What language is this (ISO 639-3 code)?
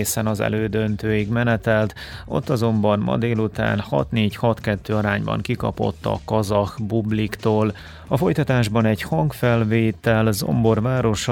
hun